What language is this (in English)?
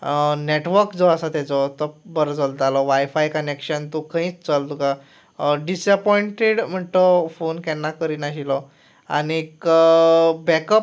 Konkani